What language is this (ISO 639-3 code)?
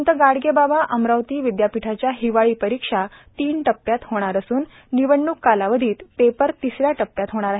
mar